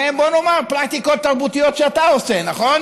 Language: Hebrew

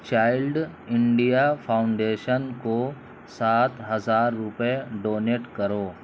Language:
Urdu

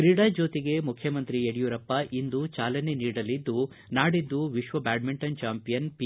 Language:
Kannada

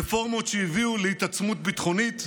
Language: Hebrew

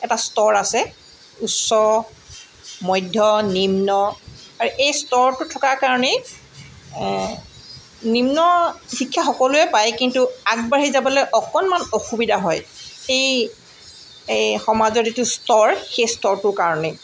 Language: Assamese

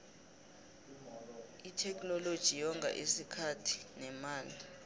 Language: South Ndebele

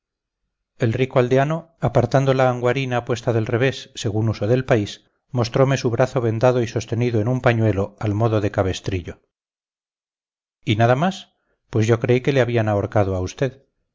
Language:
Spanish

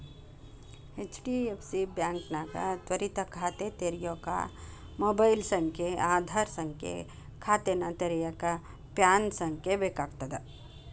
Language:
Kannada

